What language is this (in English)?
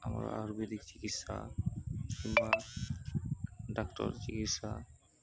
Odia